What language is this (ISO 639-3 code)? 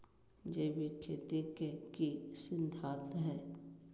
mag